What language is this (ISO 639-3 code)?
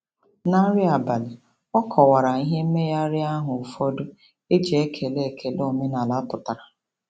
ibo